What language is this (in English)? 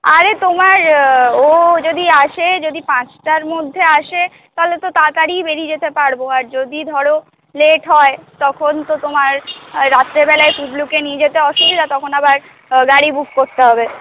Bangla